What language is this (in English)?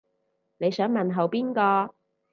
Cantonese